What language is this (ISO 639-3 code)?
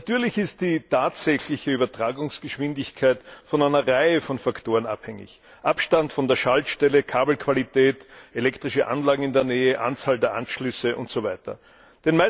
deu